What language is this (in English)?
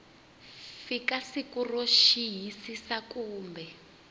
Tsonga